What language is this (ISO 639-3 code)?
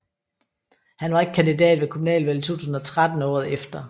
dan